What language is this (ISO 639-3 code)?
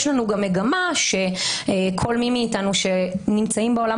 heb